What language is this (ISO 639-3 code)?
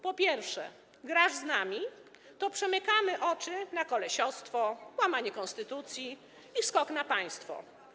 pol